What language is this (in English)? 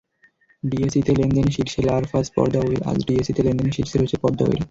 Bangla